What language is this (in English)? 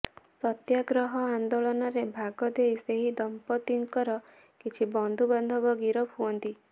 Odia